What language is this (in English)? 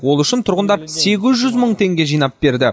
Kazakh